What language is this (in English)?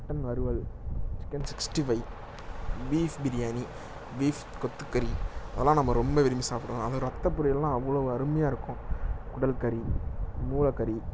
Tamil